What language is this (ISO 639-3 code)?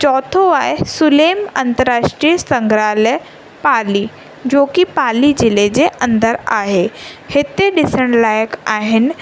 snd